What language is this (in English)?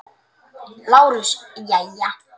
Icelandic